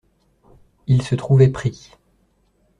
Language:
French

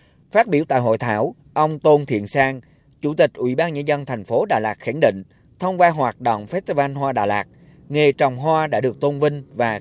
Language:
Vietnamese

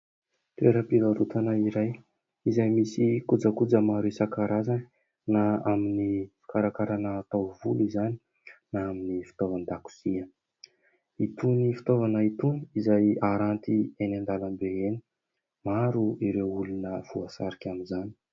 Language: Malagasy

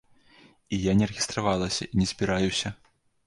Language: Belarusian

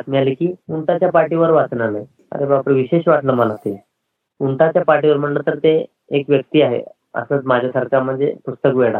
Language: Marathi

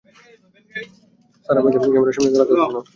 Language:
Bangla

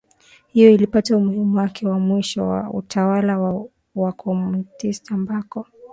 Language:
Swahili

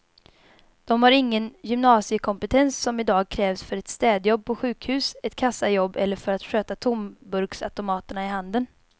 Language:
Swedish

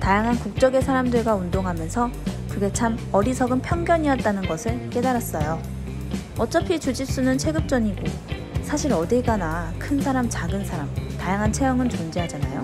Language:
Korean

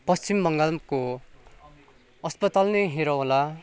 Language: Nepali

